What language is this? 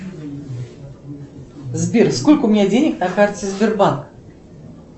Russian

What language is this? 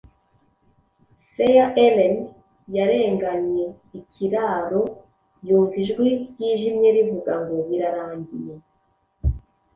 Kinyarwanda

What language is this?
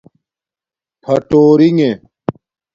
Domaaki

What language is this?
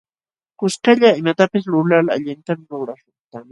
Jauja Wanca Quechua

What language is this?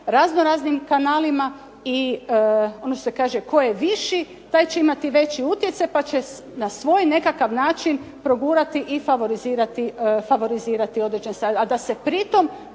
Croatian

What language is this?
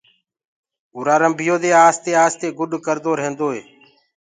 Gurgula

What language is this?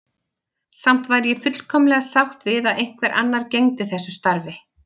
Icelandic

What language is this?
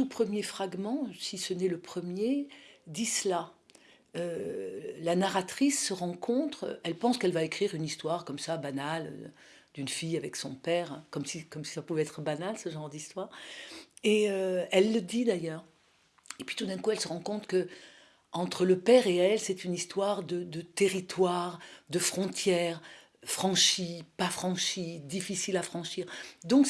French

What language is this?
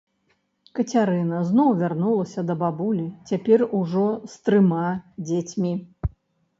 Belarusian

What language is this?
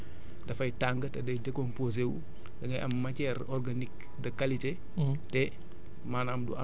Wolof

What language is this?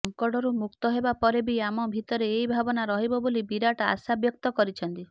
Odia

